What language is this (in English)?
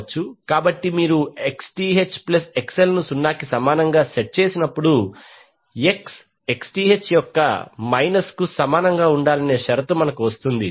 Telugu